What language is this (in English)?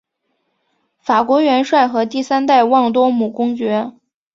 Chinese